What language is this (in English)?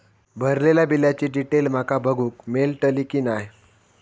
Marathi